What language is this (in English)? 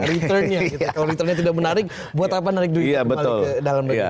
Indonesian